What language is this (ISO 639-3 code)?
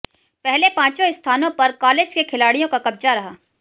hin